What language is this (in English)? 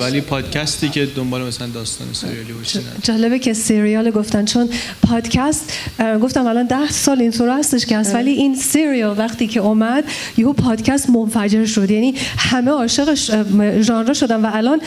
Persian